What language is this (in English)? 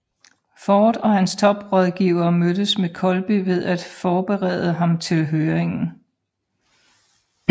Danish